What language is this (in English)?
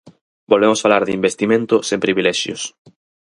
Galician